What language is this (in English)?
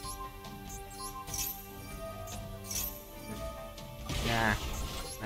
Vietnamese